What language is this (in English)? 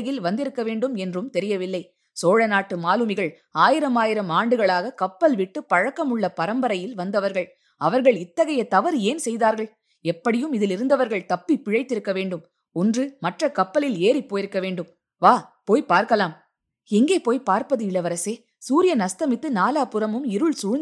Tamil